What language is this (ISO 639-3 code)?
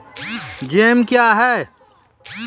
mai